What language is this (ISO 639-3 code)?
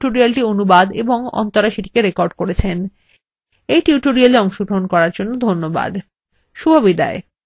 ben